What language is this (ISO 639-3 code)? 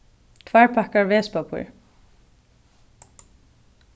fao